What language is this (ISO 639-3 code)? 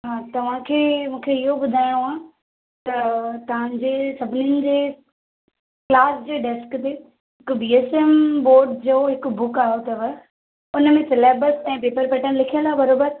snd